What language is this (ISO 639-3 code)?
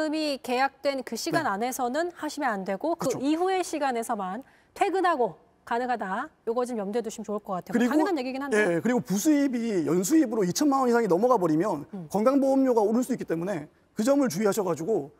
kor